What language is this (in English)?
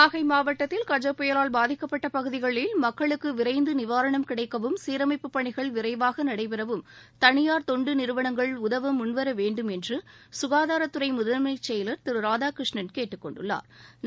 Tamil